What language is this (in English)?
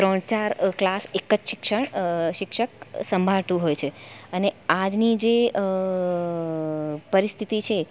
Gujarati